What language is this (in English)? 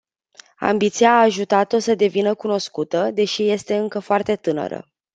Romanian